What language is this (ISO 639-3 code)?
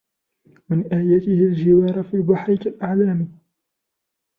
ara